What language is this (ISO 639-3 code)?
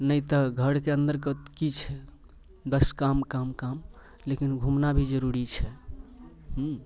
mai